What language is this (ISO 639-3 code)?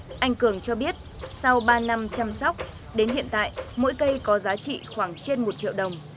vie